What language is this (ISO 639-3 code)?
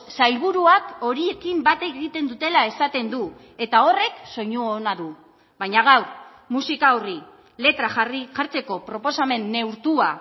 eus